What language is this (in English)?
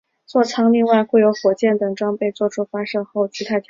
Chinese